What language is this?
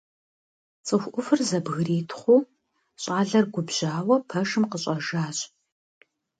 Kabardian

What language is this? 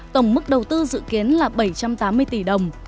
Vietnamese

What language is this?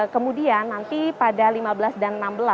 Indonesian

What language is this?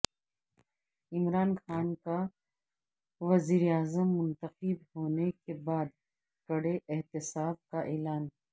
Urdu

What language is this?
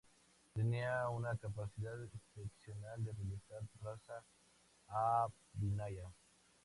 Spanish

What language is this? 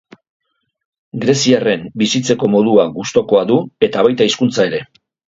Basque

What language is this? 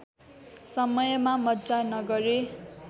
Nepali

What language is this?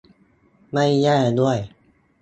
Thai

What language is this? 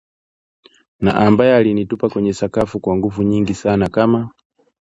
Swahili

